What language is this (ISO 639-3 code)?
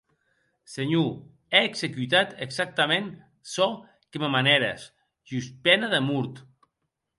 oci